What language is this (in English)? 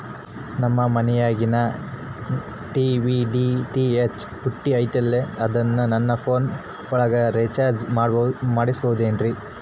Kannada